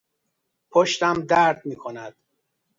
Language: Persian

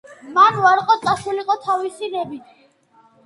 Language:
Georgian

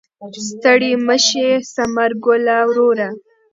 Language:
Pashto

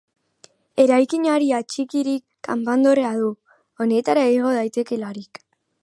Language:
Basque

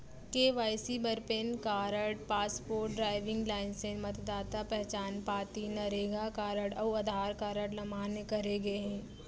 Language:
Chhattisgarhi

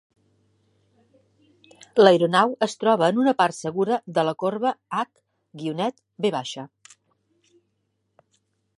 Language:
Catalan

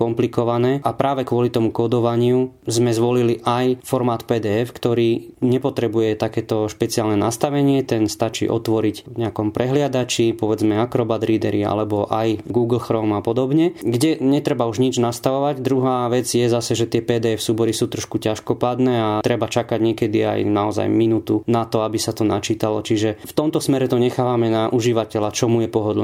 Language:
Slovak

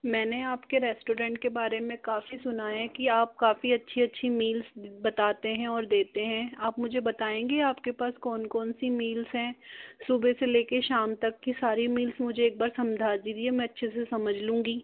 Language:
Hindi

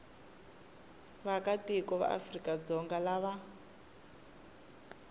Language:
Tsonga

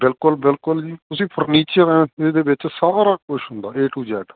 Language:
Punjabi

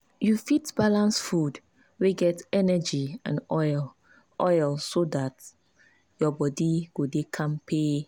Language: Nigerian Pidgin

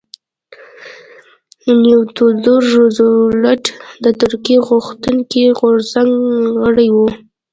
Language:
Pashto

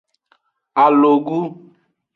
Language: Aja (Benin)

